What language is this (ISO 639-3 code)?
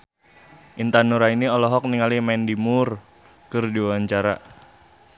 sun